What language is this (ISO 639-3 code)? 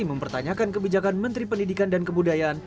ind